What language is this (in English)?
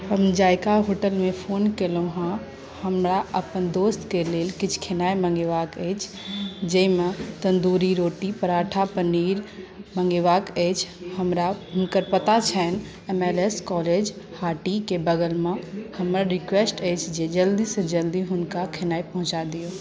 Maithili